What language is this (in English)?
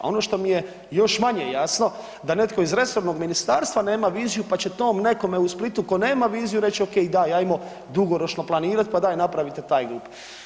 Croatian